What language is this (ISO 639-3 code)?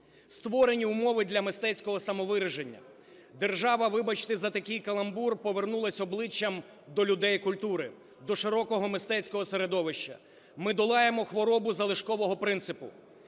ukr